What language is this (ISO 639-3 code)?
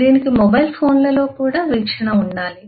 tel